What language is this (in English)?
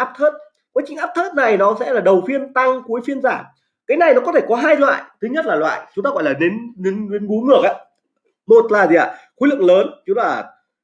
Vietnamese